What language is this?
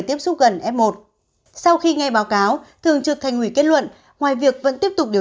Vietnamese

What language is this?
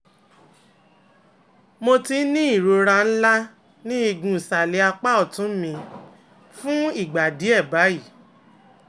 Yoruba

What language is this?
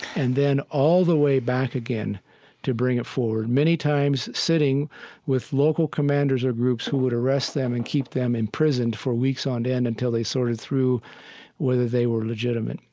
English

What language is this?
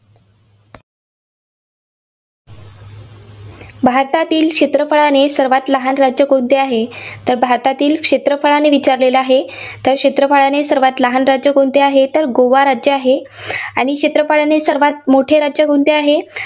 Marathi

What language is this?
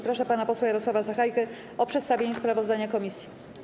Polish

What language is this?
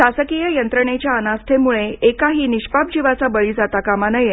Marathi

